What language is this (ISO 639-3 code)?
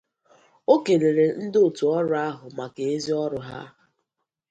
ibo